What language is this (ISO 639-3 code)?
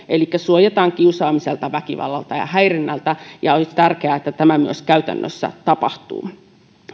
fin